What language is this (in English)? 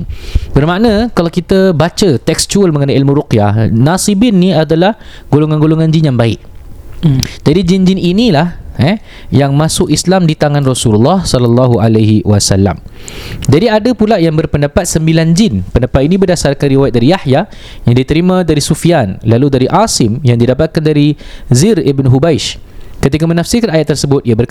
Malay